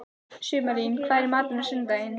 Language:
Icelandic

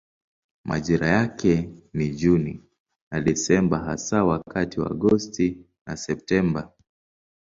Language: Swahili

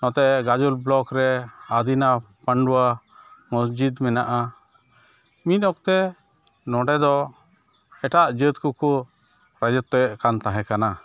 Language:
Santali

